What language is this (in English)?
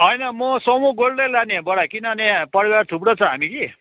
Nepali